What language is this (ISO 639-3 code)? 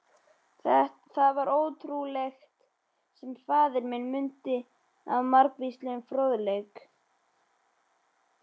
isl